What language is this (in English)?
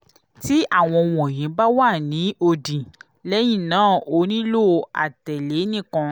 Yoruba